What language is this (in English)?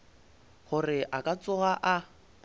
Northern Sotho